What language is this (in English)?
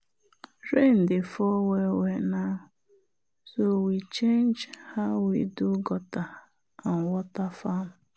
Nigerian Pidgin